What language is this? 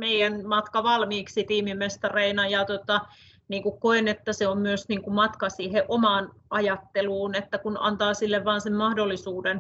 Finnish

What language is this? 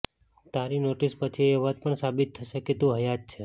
Gujarati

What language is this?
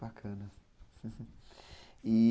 Portuguese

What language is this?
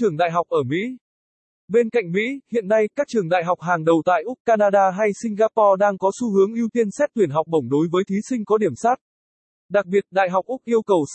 Vietnamese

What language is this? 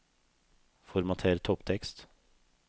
Norwegian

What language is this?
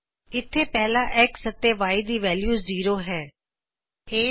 Punjabi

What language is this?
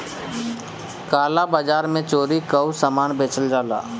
Bhojpuri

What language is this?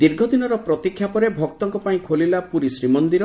Odia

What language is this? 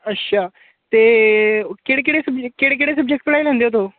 Dogri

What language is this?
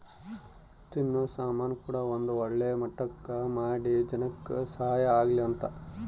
Kannada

